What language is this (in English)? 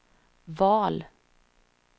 Swedish